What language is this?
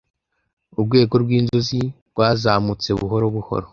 Kinyarwanda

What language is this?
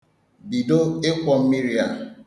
Igbo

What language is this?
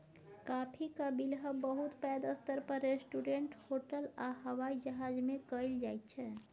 Maithili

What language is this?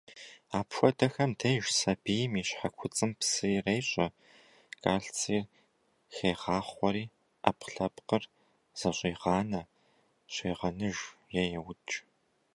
Kabardian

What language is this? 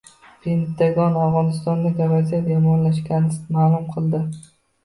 Uzbek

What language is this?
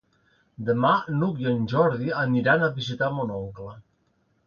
Catalan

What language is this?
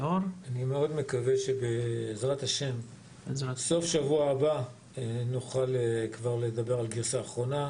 Hebrew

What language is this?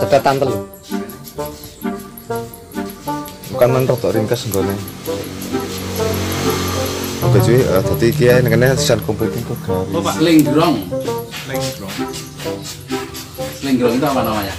Indonesian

